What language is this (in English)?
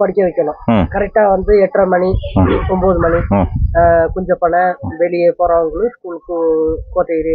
Tamil